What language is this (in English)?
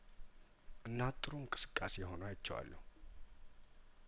Amharic